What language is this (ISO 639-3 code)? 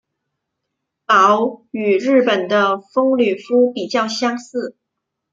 zho